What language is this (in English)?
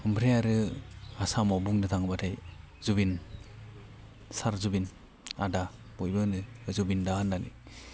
Bodo